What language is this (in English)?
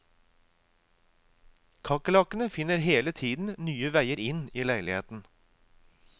Norwegian